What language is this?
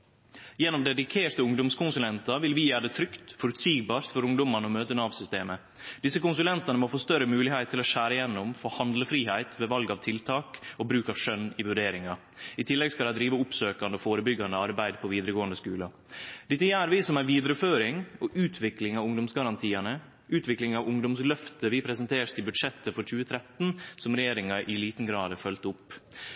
Norwegian Nynorsk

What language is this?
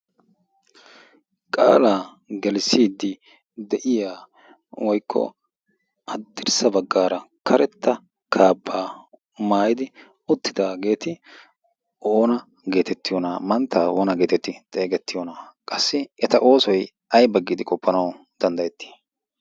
Wolaytta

